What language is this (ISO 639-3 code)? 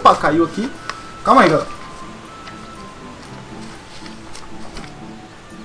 por